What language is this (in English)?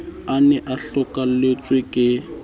Southern Sotho